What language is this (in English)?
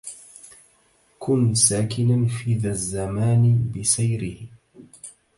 Arabic